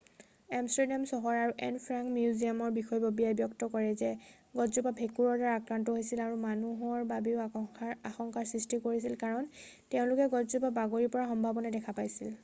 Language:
Assamese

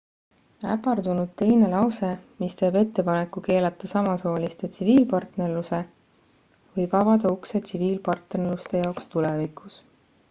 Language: Estonian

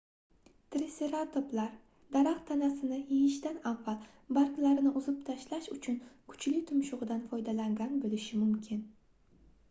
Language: Uzbek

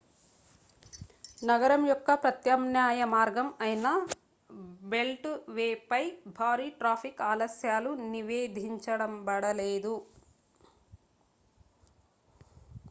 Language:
Telugu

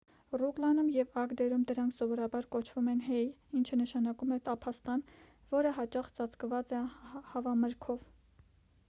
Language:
Armenian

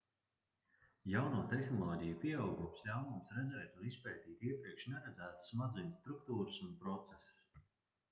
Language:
Latvian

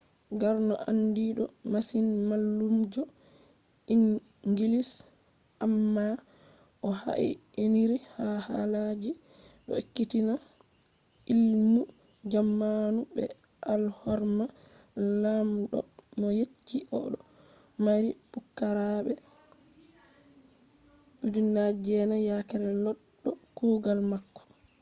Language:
Fula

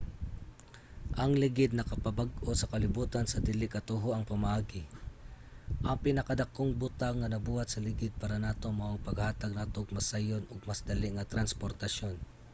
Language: Cebuano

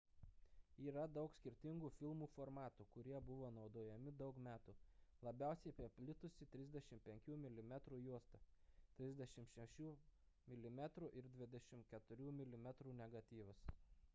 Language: Lithuanian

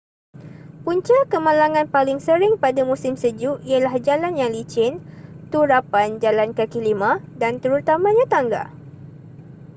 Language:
Malay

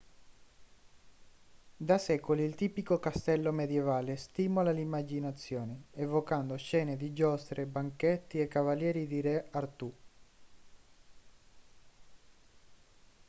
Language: Italian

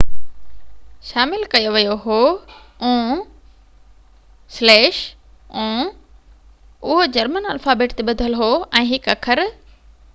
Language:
Sindhi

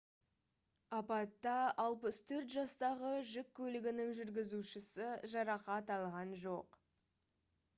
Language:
Kazakh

